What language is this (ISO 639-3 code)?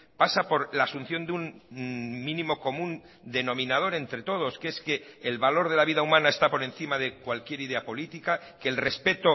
spa